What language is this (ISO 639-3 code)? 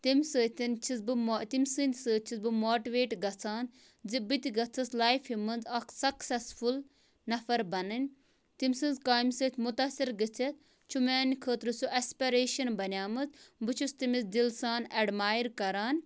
kas